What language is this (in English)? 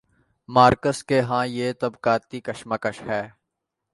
Urdu